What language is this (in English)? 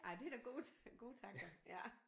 Danish